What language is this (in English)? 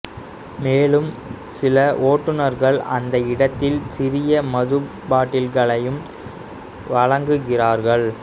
Tamil